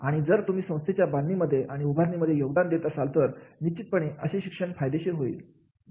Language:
Marathi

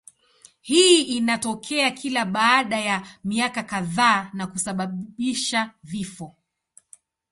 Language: Swahili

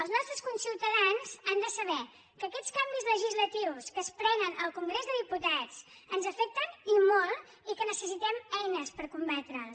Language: Catalan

